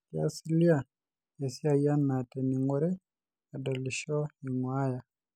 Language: Masai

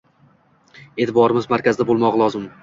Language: Uzbek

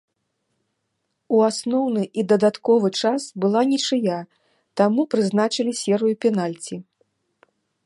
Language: Belarusian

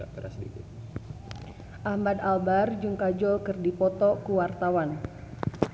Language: Sundanese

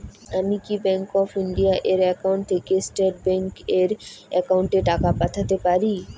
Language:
Bangla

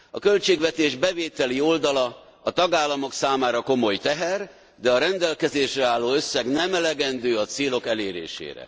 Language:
Hungarian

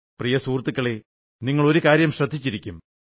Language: Malayalam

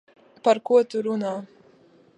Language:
Latvian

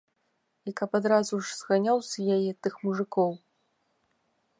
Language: Belarusian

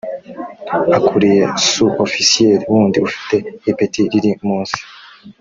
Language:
Kinyarwanda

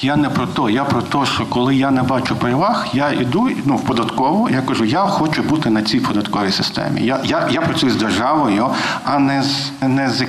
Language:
Ukrainian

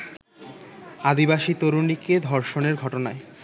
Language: Bangla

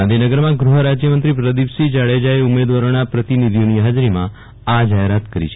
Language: Gujarati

